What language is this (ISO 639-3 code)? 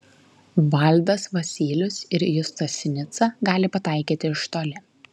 lit